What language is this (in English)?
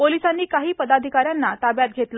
Marathi